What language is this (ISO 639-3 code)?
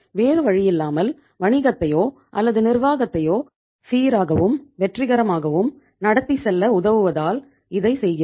tam